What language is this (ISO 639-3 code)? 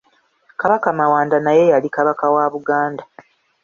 lug